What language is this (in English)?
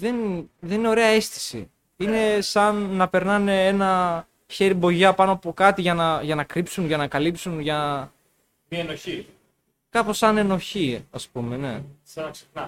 Greek